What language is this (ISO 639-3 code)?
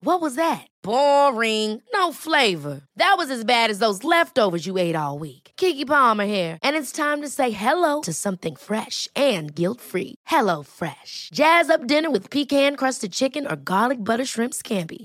swe